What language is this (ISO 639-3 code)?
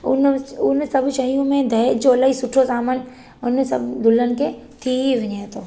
snd